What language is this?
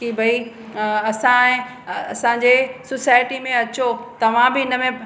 Sindhi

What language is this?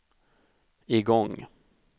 Swedish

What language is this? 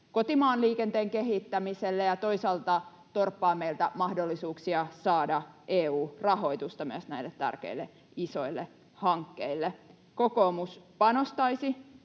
Finnish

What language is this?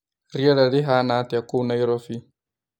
Kikuyu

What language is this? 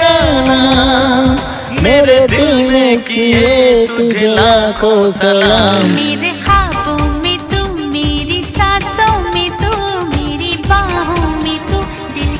Hindi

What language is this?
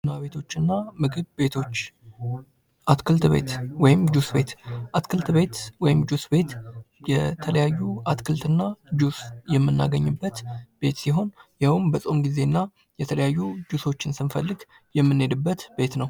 Amharic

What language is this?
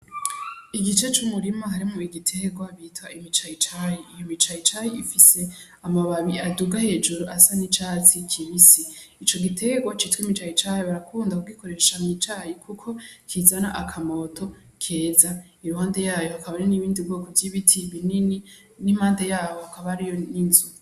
Rundi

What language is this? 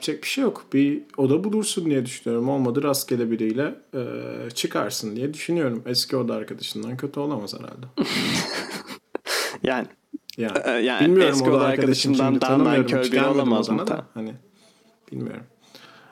Turkish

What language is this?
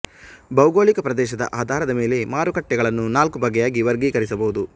Kannada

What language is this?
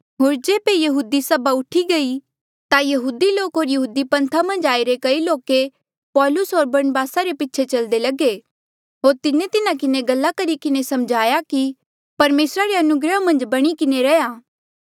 Mandeali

